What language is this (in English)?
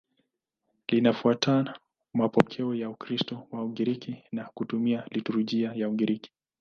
Swahili